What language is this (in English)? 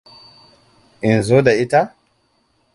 Hausa